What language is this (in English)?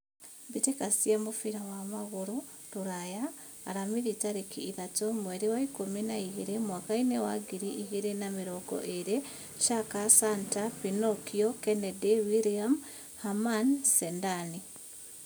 Kikuyu